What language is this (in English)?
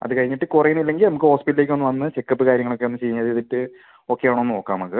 Malayalam